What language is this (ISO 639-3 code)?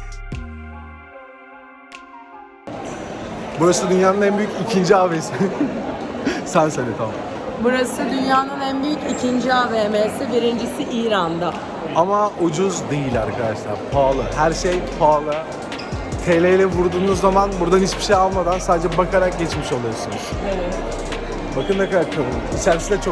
tur